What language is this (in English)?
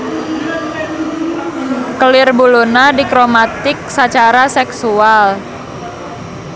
Sundanese